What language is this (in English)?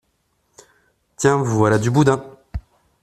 French